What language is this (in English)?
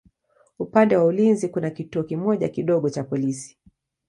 Swahili